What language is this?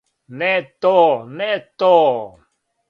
Serbian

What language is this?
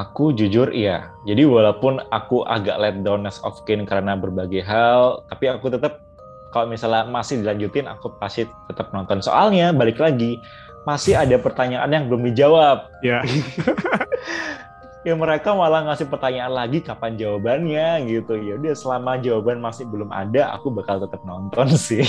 Indonesian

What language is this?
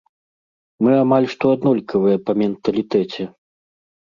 Belarusian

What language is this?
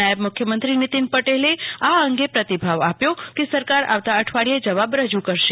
Gujarati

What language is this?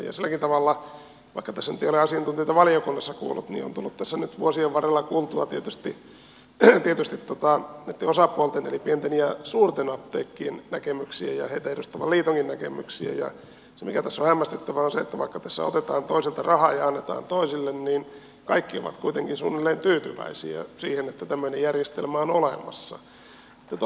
Finnish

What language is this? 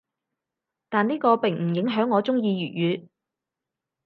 Cantonese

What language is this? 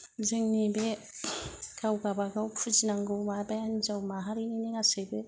Bodo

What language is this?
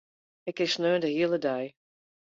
Western Frisian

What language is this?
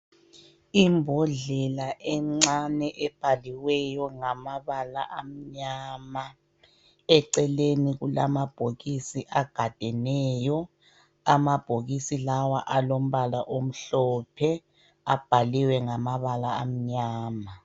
North Ndebele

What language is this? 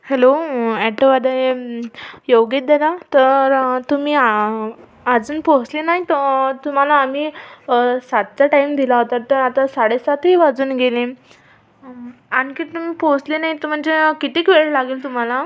Marathi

